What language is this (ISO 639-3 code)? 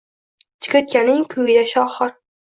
uzb